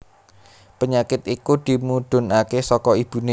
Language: Javanese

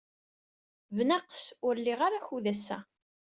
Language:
Kabyle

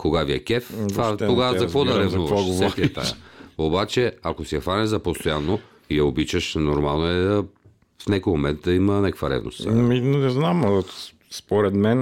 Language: Bulgarian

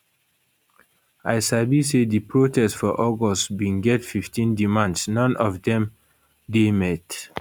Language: Nigerian Pidgin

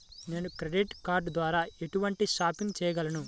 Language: Telugu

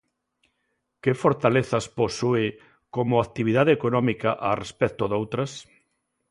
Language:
Galician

